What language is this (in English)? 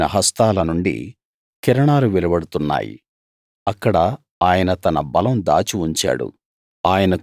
Telugu